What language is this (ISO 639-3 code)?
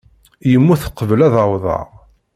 kab